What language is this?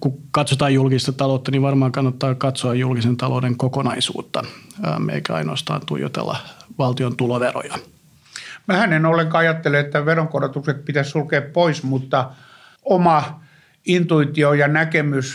Finnish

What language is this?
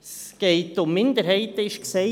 Swiss German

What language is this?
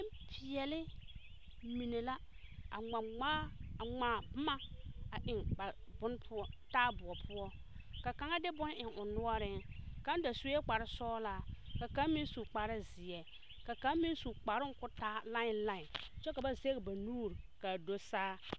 Southern Dagaare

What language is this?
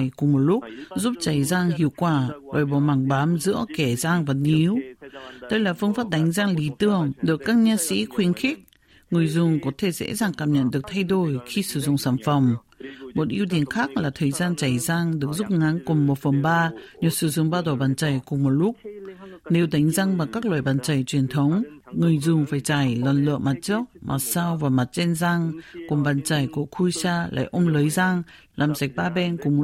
Vietnamese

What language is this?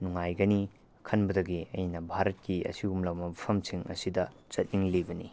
Manipuri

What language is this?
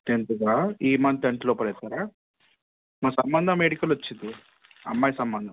Telugu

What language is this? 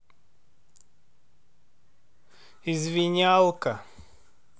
Russian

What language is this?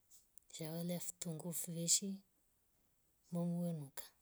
Rombo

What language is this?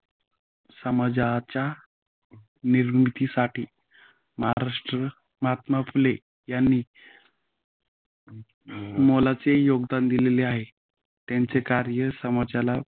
Marathi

